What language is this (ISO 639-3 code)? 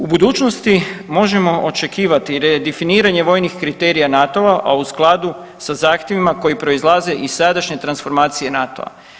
hrv